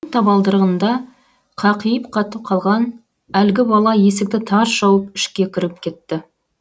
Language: Kazakh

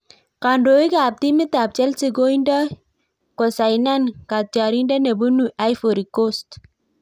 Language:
Kalenjin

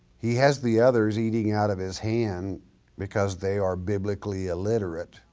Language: English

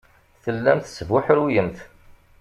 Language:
Kabyle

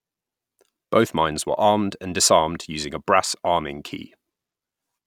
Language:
English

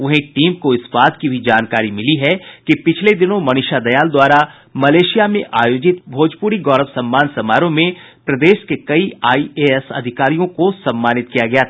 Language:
Hindi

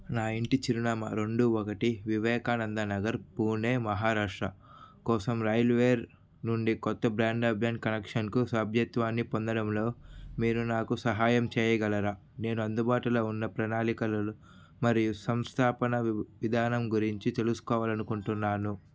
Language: Telugu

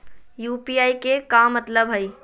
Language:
Magahi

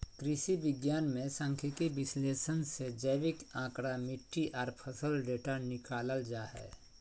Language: Magahi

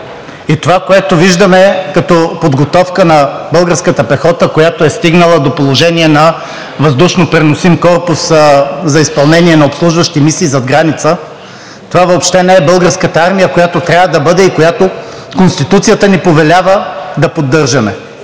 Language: Bulgarian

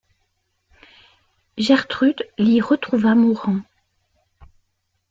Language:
French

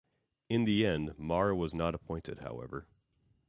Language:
English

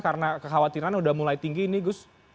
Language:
Indonesian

